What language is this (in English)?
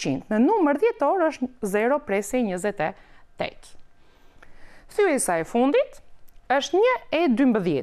Portuguese